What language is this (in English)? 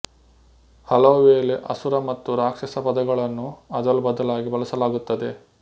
Kannada